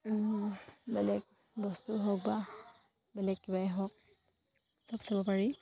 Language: Assamese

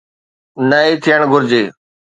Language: Sindhi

